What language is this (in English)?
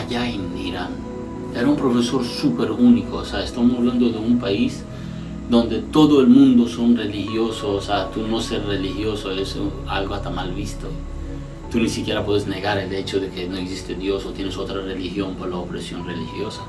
Spanish